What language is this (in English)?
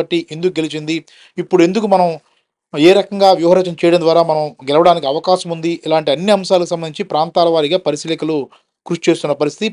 Telugu